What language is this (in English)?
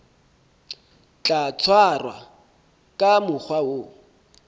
Southern Sotho